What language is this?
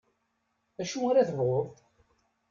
Kabyle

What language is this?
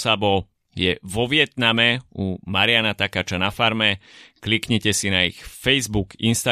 Slovak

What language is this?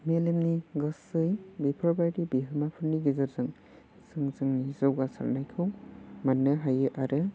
Bodo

